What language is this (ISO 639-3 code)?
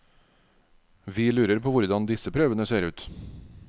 nor